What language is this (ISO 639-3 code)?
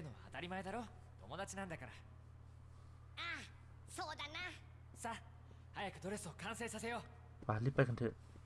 tha